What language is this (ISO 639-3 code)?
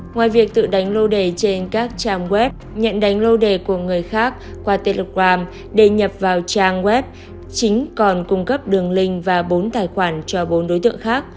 vie